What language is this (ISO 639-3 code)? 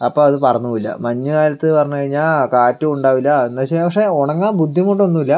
mal